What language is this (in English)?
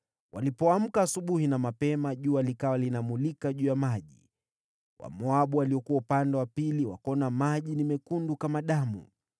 Swahili